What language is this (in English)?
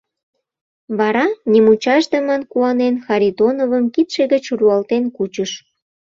Mari